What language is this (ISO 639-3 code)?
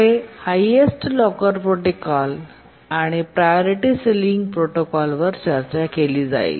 mar